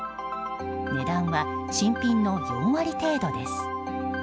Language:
Japanese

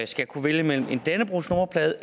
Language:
Danish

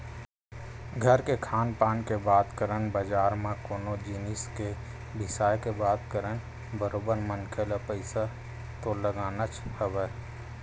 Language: Chhattisgarhi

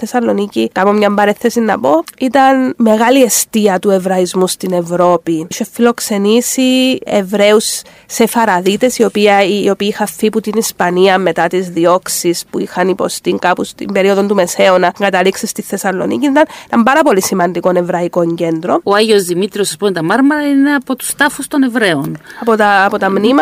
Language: Greek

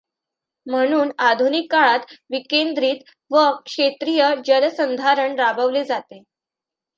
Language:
Marathi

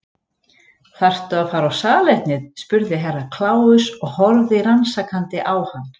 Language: Icelandic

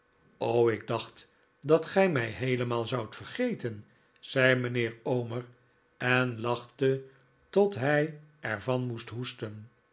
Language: Dutch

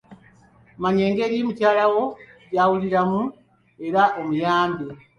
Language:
Ganda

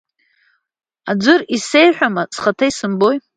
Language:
Abkhazian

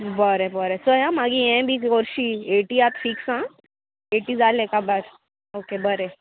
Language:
Konkani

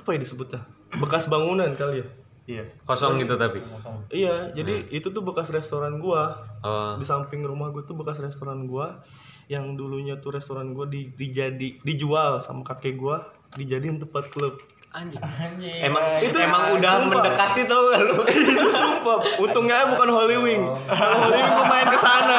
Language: Indonesian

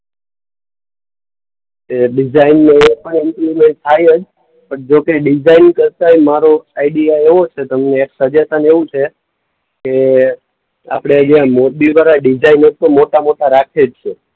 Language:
Gujarati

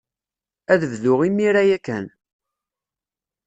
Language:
Kabyle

